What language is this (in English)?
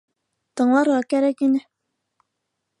Bashkir